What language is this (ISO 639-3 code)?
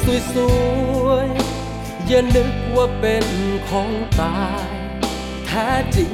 tha